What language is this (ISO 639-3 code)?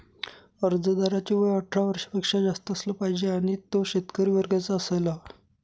mar